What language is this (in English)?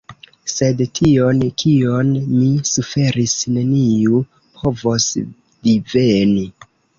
Esperanto